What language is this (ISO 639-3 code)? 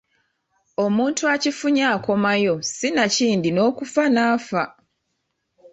lug